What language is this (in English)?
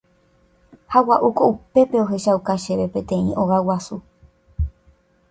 Guarani